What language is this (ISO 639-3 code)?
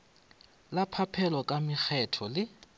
nso